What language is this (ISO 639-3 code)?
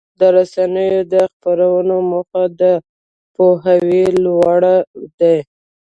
pus